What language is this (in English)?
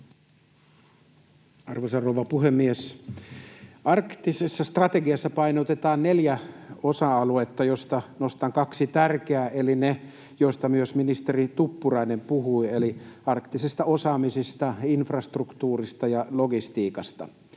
Finnish